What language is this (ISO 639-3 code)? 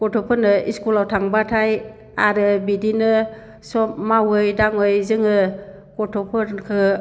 brx